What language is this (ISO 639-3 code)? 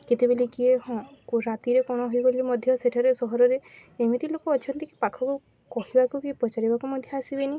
ori